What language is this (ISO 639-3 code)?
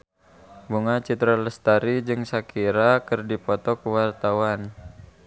sun